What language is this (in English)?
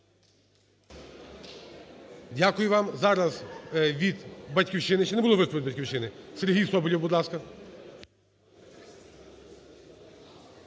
Ukrainian